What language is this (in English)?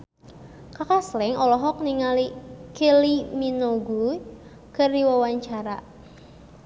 Sundanese